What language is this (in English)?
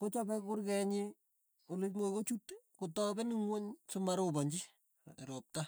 Tugen